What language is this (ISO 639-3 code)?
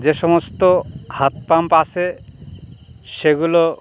ben